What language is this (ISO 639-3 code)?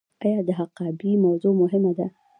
pus